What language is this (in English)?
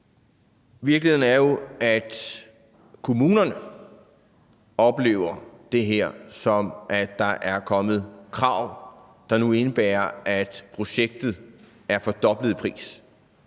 Danish